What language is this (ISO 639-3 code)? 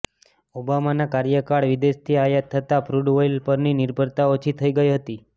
guj